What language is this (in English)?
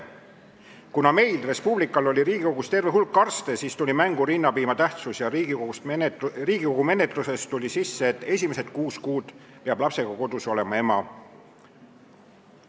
Estonian